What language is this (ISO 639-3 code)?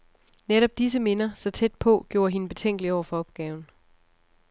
dan